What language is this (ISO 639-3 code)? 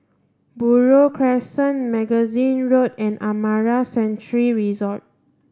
eng